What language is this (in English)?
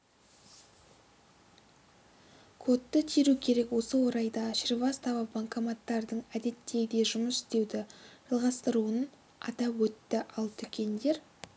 Kazakh